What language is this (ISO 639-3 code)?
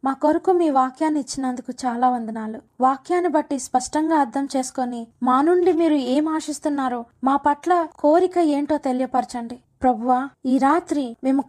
tel